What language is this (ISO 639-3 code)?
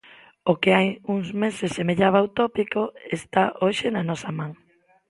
glg